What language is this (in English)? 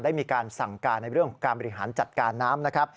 Thai